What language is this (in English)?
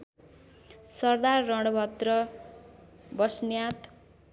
Nepali